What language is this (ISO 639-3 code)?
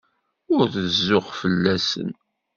kab